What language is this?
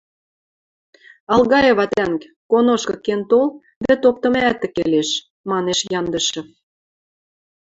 Western Mari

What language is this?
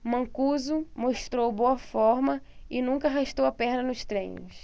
Portuguese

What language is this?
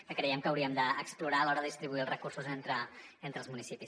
Catalan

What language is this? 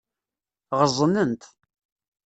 Kabyle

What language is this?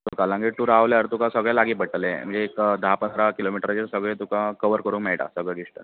Konkani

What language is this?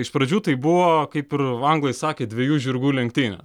Lithuanian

